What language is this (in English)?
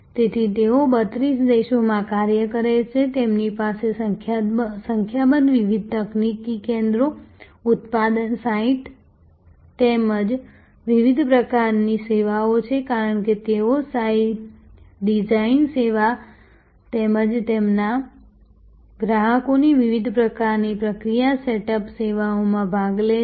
Gujarati